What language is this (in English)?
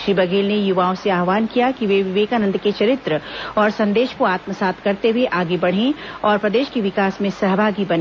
Hindi